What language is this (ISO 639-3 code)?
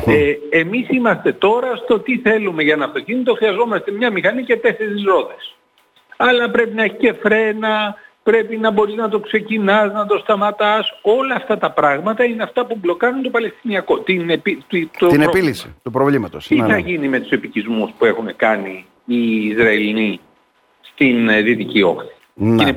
ell